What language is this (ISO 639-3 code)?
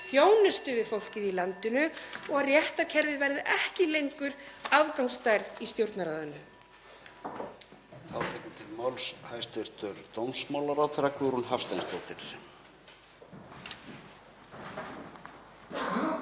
isl